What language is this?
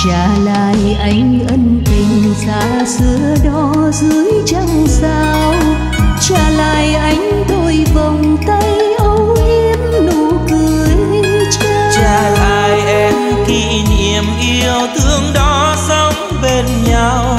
Vietnamese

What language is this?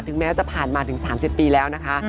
Thai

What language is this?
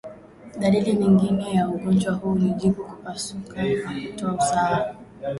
Swahili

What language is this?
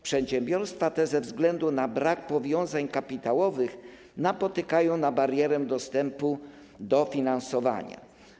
Polish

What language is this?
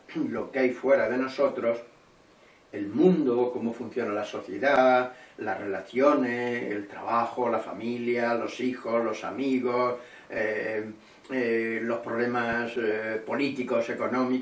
Spanish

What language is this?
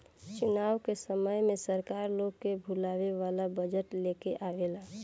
Bhojpuri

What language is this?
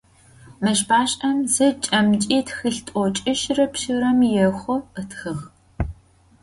Adyghe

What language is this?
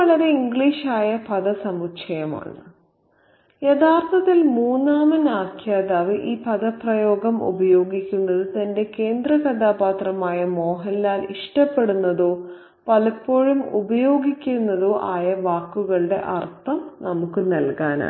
Malayalam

